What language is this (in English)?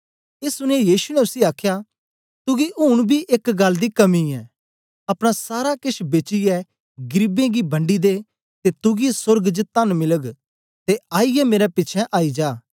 Dogri